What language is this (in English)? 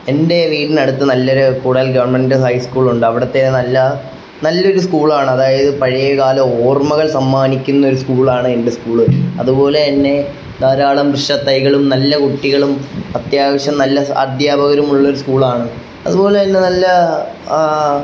Malayalam